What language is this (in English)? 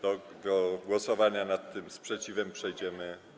Polish